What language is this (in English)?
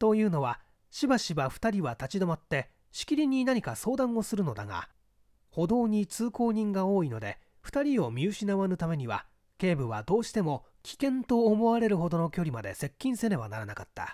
Japanese